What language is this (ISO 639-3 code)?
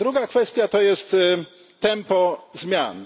pol